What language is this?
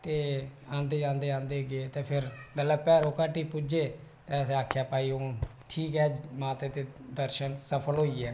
Dogri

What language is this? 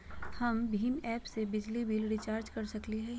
Magahi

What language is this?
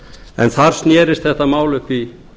Icelandic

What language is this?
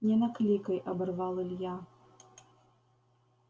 Russian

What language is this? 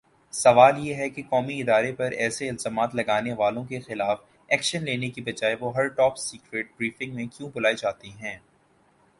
Urdu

